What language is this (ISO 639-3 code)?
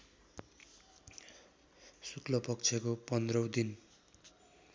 nep